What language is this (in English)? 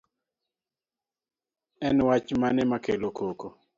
Luo (Kenya and Tanzania)